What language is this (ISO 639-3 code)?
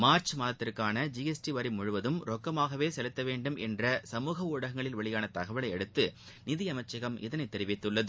tam